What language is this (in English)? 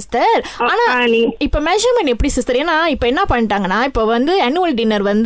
Tamil